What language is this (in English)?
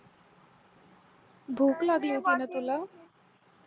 Marathi